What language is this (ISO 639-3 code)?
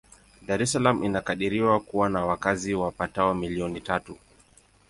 swa